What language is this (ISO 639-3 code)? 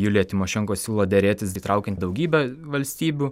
lit